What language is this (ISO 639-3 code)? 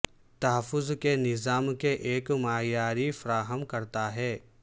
urd